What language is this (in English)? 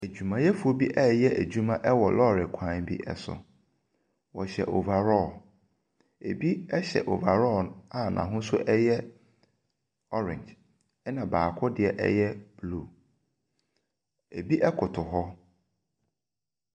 Akan